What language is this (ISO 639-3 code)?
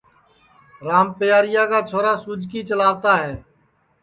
ssi